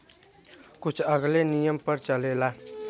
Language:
Bhojpuri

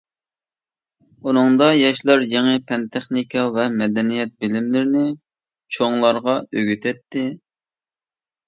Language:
Uyghur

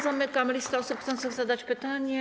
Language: Polish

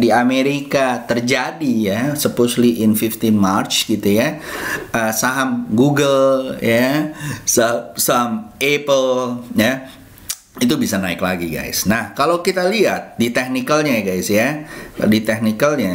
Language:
Indonesian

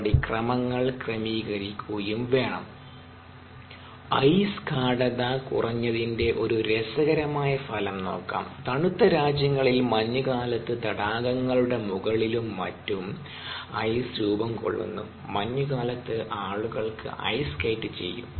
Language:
Malayalam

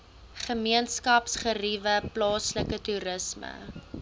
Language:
Afrikaans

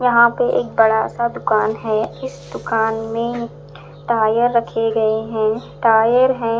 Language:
Hindi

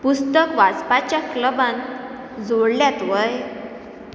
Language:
Konkani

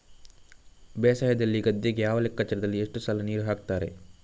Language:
Kannada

